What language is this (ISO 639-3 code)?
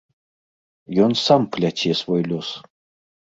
bel